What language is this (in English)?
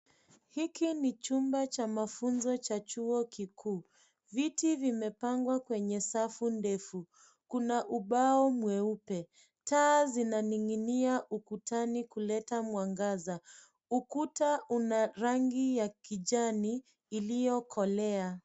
Swahili